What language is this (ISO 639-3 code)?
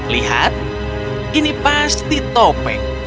ind